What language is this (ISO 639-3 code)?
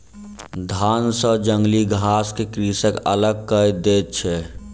mai